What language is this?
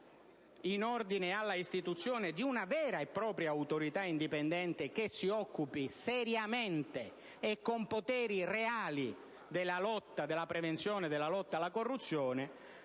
Italian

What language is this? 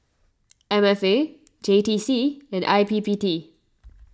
English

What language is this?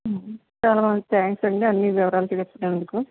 Telugu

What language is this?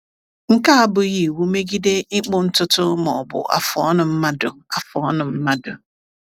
Igbo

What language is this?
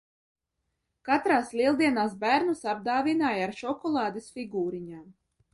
Latvian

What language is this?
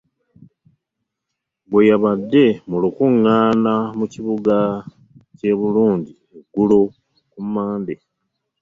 Ganda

